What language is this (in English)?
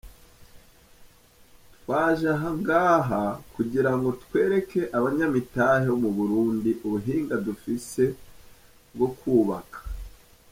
Kinyarwanda